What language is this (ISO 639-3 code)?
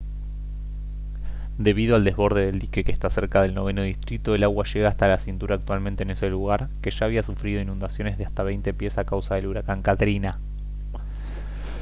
spa